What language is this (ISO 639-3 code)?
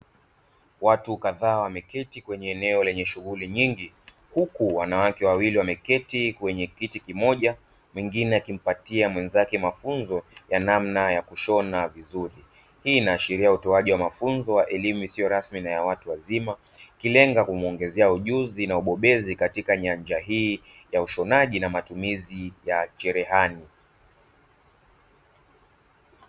swa